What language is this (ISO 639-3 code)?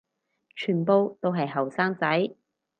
yue